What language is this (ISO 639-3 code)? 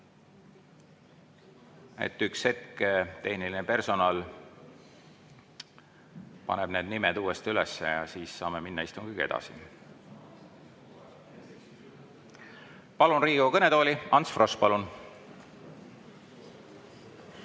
est